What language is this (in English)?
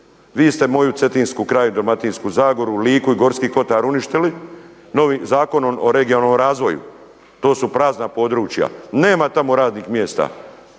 Croatian